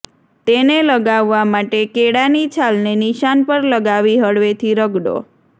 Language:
Gujarati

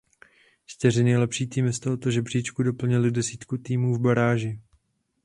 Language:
Czech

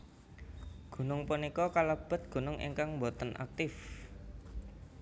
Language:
Javanese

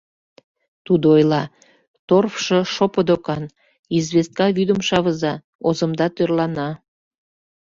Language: Mari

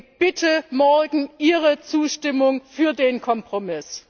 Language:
German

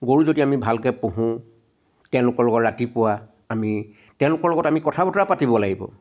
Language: Assamese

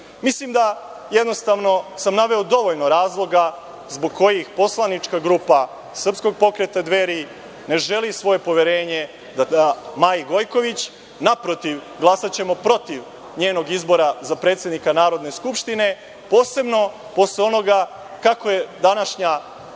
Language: Serbian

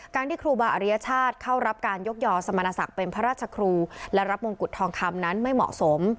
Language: Thai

